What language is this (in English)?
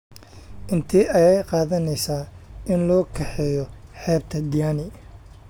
Somali